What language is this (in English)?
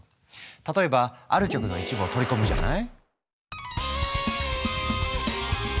Japanese